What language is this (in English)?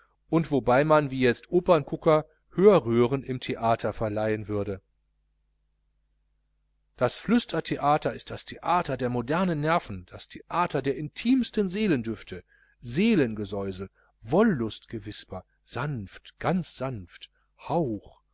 German